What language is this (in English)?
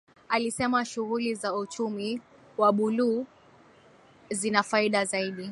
Swahili